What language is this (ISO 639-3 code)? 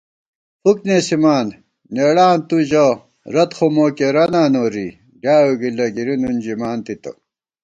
gwt